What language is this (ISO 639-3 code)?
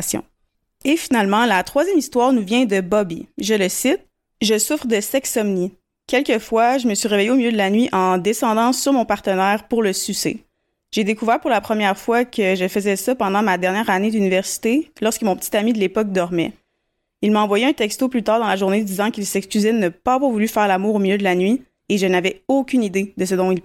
fra